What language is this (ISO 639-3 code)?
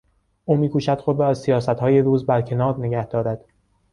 fas